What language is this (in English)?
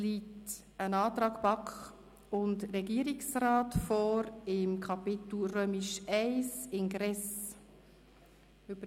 Swiss German